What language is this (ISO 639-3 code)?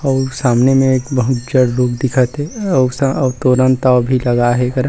hne